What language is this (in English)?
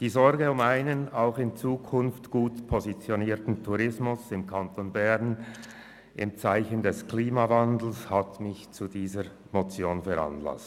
Swiss German